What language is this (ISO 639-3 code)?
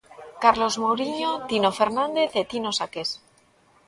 glg